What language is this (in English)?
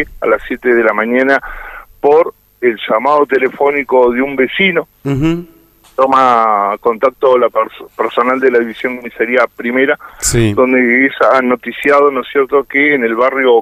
Spanish